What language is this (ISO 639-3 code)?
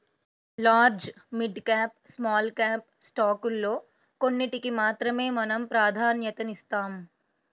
tel